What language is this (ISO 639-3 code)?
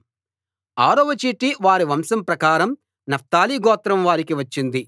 tel